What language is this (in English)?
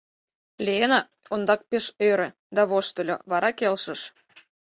Mari